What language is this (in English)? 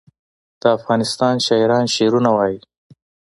Pashto